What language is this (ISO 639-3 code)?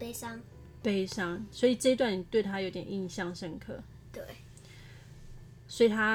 zho